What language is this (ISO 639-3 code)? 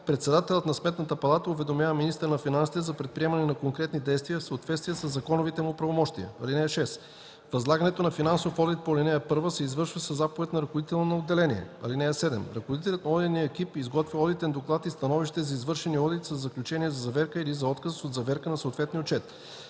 bul